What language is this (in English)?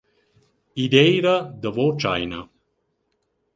Romansh